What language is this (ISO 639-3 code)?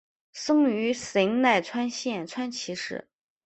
zho